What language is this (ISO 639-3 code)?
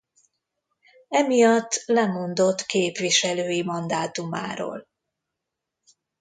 hun